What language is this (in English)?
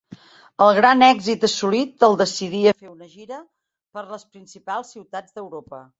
Catalan